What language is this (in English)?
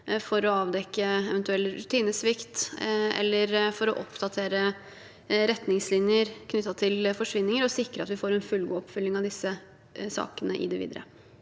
Norwegian